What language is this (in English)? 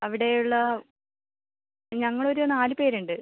Malayalam